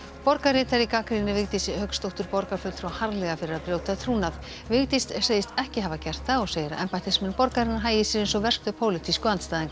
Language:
Icelandic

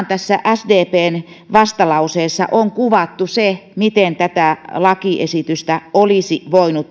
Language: Finnish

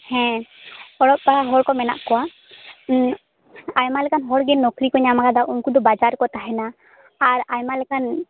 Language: Santali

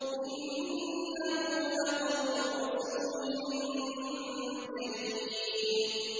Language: Arabic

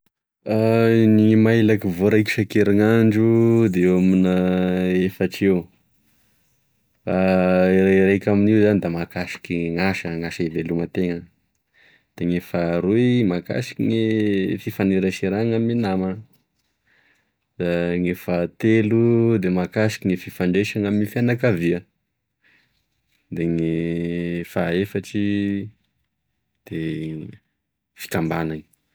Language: Tesaka Malagasy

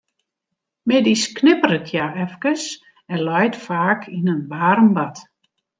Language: Western Frisian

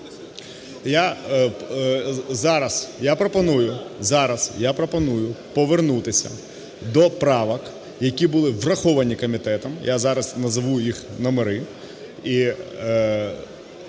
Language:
Ukrainian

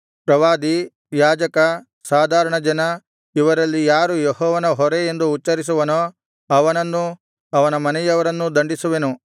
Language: Kannada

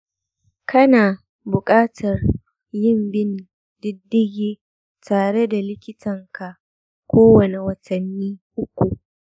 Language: Hausa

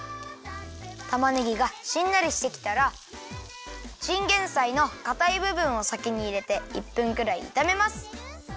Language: Japanese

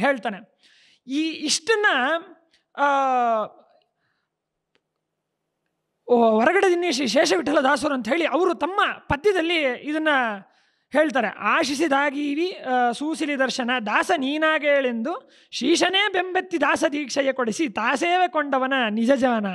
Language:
Kannada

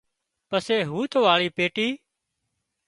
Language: Wadiyara Koli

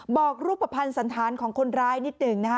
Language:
Thai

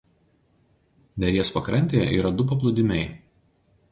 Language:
Lithuanian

